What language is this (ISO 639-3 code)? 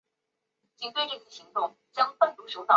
zho